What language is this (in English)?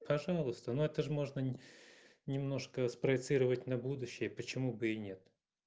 Russian